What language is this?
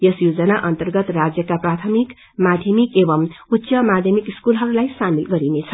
Nepali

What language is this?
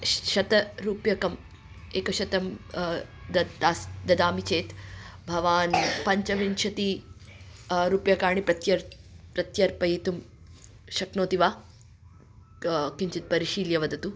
Sanskrit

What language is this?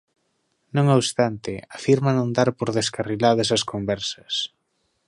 Galician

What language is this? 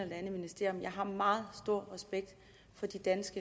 Danish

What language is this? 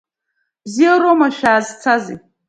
Abkhazian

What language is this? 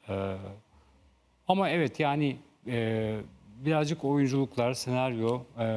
Turkish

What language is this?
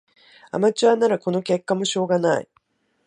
Japanese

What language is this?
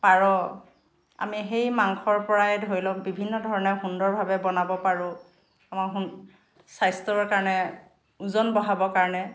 Assamese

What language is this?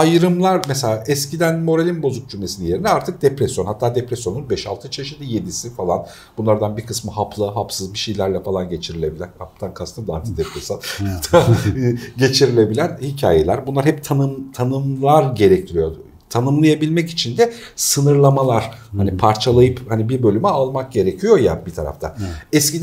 Turkish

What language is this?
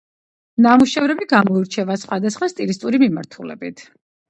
Georgian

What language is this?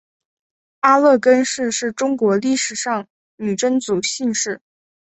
Chinese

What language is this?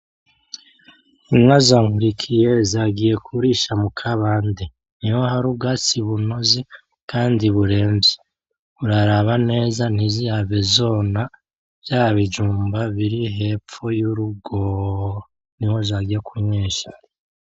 Rundi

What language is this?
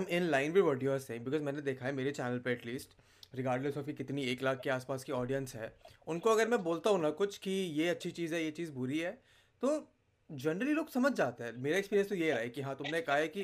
Hindi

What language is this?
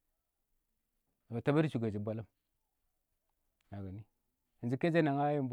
Awak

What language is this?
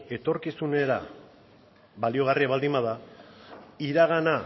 Basque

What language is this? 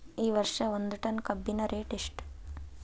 Kannada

